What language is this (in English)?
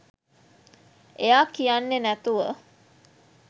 Sinhala